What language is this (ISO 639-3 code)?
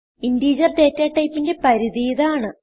mal